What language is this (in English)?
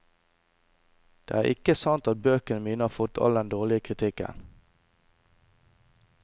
Norwegian